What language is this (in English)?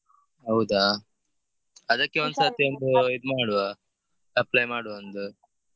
Kannada